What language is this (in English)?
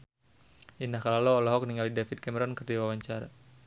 Sundanese